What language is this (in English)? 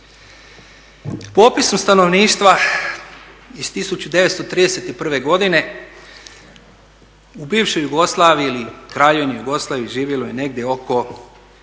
Croatian